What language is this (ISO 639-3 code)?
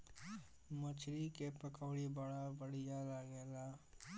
bho